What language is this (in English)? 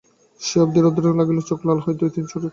Bangla